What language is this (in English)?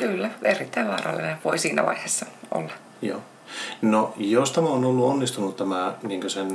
Finnish